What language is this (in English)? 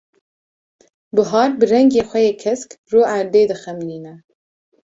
Kurdish